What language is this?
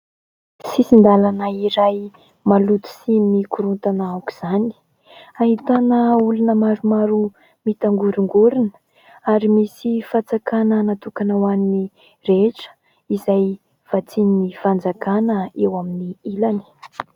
Malagasy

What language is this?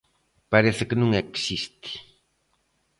Galician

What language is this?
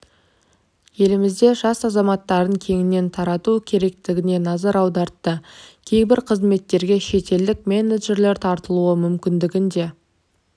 Kazakh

